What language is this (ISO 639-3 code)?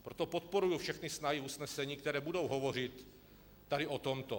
ces